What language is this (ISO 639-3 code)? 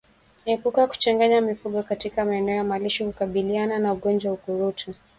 swa